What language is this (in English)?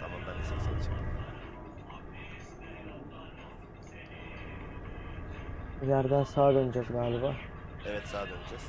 Turkish